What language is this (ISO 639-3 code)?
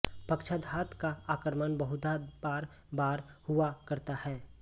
hin